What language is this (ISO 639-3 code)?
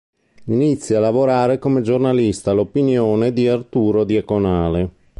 ita